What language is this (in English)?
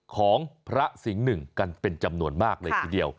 Thai